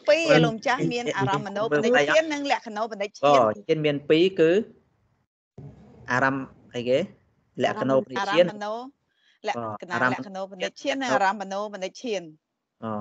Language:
Vietnamese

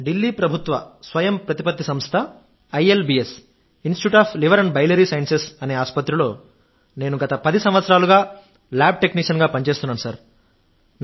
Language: Telugu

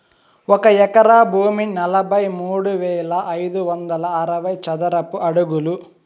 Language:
Telugu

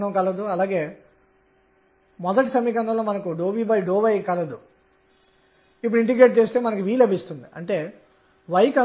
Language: Telugu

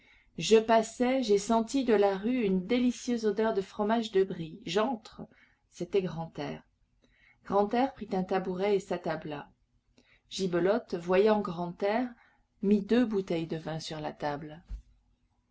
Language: French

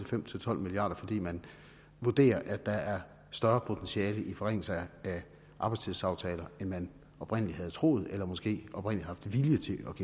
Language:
Danish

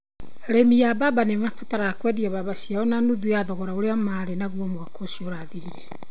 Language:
Kikuyu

